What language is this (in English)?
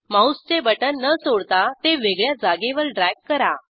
Marathi